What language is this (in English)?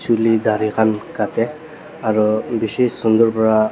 Naga Pidgin